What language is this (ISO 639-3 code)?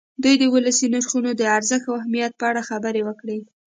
pus